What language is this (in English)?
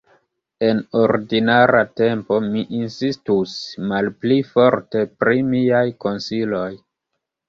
Esperanto